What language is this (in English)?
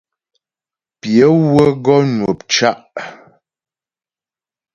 Ghomala